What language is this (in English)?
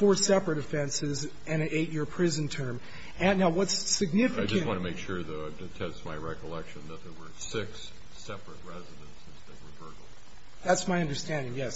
English